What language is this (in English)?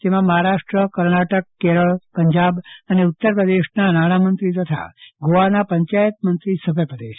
Gujarati